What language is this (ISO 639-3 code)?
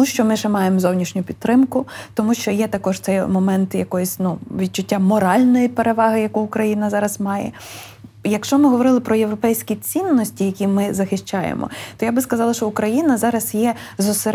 ukr